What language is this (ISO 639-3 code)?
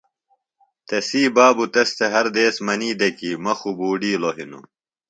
phl